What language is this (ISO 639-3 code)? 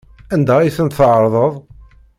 kab